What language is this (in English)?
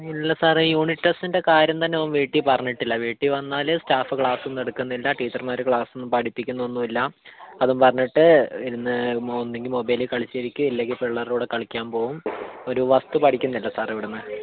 Malayalam